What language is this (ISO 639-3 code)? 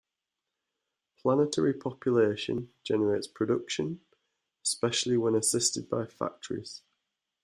eng